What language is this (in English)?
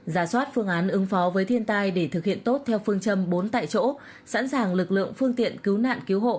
Vietnamese